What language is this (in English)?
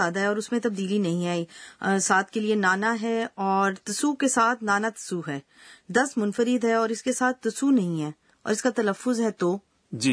Urdu